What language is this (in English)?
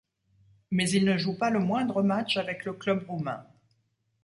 French